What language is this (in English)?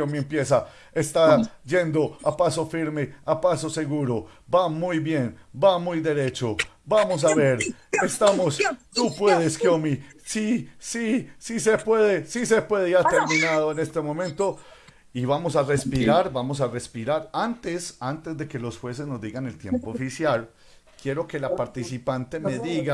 Spanish